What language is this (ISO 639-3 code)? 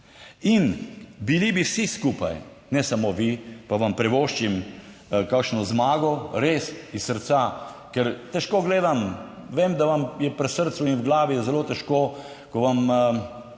slv